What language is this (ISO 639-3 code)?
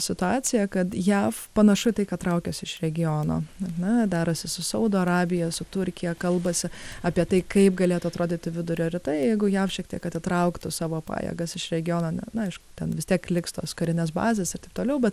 lit